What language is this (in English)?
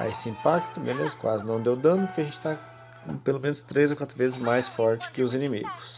Portuguese